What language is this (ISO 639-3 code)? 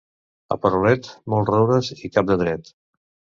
cat